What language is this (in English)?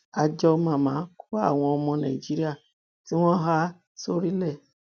Yoruba